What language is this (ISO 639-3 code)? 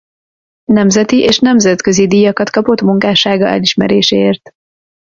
hun